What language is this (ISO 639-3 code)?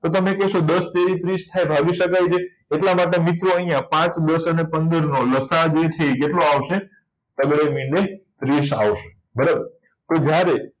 guj